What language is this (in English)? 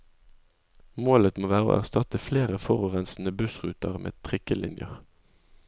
Norwegian